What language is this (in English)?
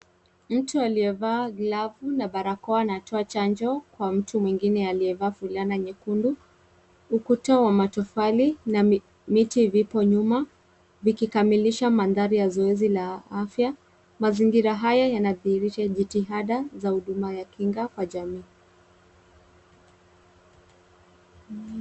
Swahili